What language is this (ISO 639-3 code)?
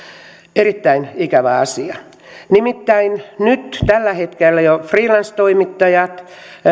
fin